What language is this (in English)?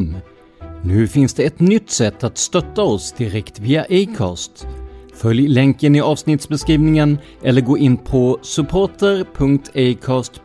Swedish